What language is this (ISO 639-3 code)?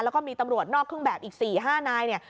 tha